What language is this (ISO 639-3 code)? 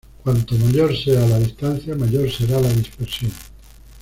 spa